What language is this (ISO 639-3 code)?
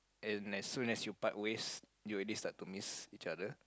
eng